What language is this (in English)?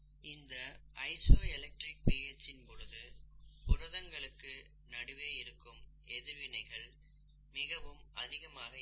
Tamil